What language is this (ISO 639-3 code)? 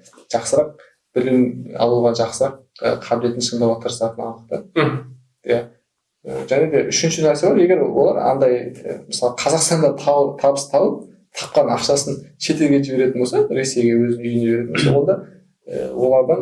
tur